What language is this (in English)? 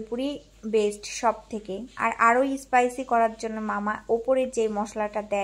Polish